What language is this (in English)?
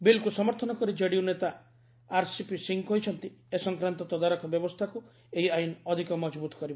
Odia